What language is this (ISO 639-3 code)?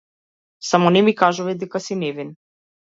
mkd